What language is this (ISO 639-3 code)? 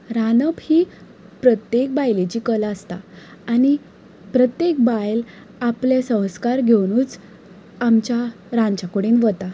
kok